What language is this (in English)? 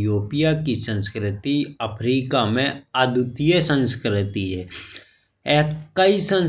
Bundeli